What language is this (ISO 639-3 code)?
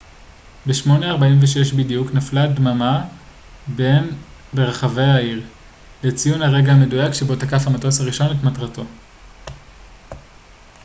heb